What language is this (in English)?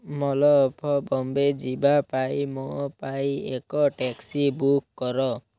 Odia